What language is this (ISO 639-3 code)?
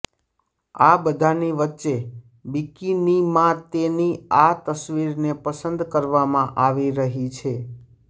guj